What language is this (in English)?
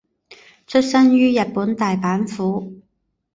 Chinese